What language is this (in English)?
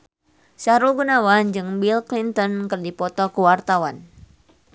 Sundanese